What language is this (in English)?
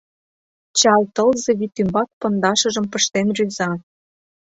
Mari